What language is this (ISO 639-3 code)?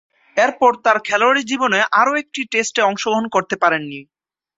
ben